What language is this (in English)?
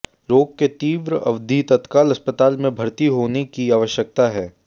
Hindi